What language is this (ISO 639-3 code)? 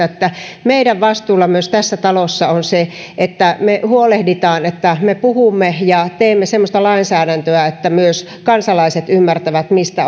fin